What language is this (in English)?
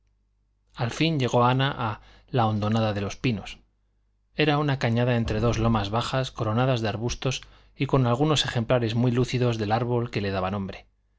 Spanish